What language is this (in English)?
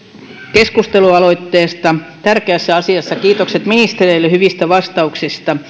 Finnish